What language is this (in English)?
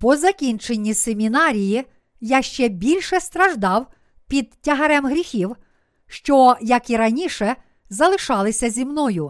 Ukrainian